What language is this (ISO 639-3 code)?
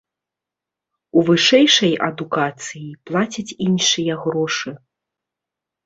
bel